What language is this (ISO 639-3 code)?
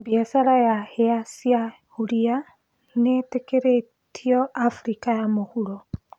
kik